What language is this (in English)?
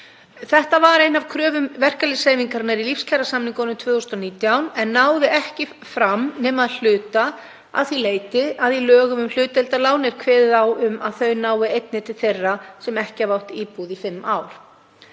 Icelandic